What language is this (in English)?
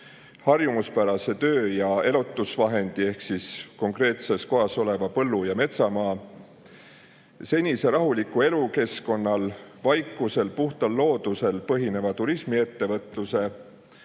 Estonian